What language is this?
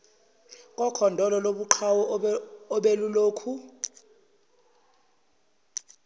Zulu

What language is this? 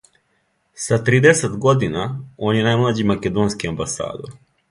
Serbian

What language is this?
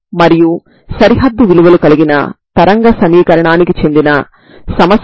Telugu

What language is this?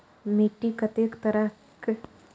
Maithili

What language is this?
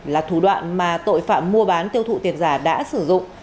Vietnamese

